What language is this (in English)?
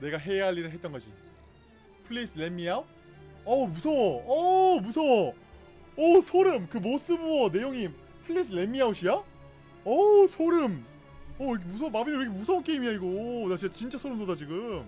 Korean